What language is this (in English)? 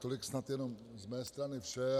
Czech